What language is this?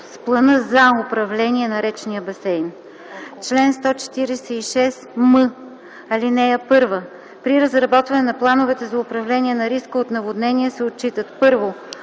Bulgarian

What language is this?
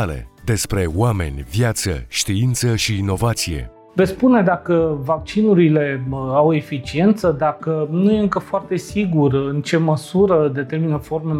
Romanian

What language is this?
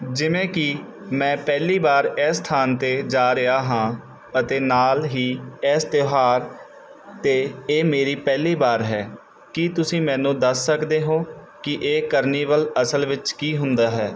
Punjabi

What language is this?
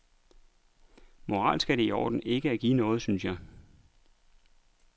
Danish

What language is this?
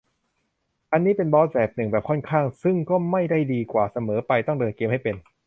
Thai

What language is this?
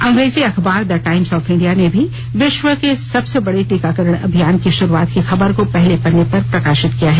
Hindi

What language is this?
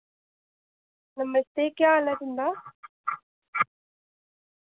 Dogri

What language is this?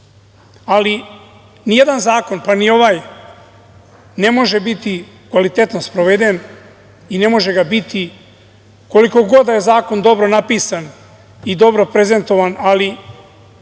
Serbian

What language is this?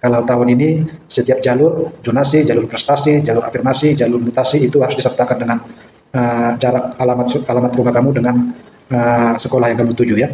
Indonesian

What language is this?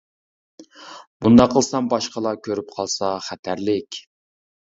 Uyghur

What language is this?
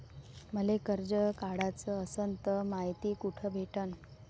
Marathi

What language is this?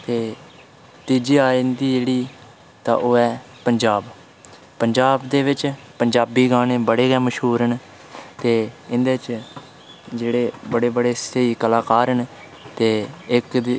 Dogri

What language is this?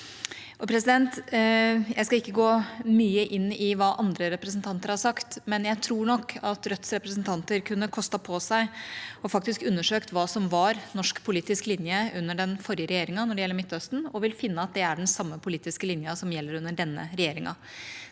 Norwegian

